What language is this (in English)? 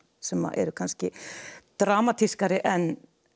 Icelandic